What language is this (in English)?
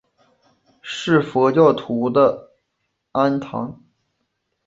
Chinese